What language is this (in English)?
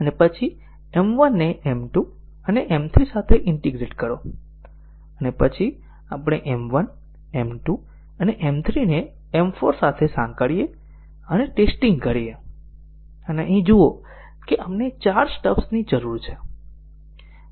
Gujarati